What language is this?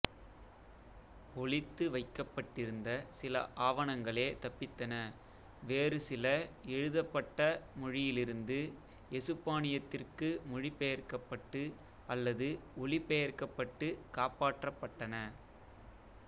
Tamil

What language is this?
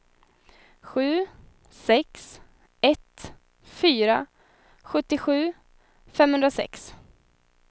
Swedish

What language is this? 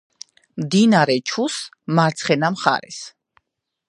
Georgian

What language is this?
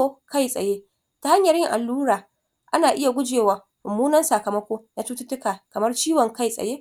Hausa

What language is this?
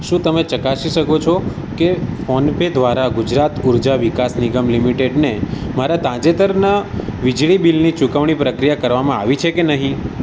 Gujarati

